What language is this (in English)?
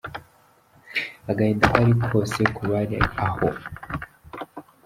Kinyarwanda